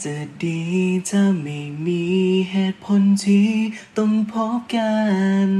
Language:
Thai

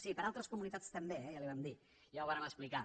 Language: Catalan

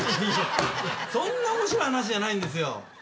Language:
Japanese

